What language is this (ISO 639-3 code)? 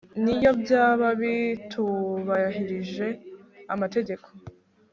kin